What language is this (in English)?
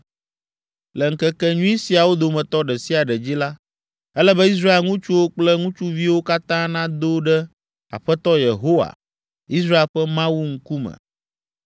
Ewe